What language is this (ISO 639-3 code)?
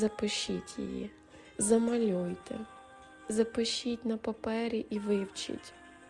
ukr